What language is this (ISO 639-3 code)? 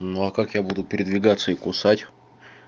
rus